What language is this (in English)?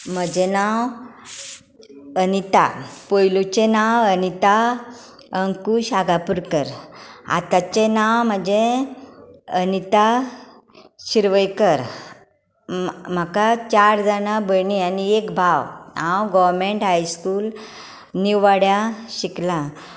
Konkani